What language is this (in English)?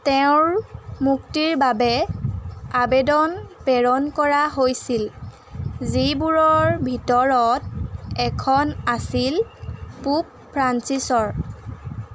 Assamese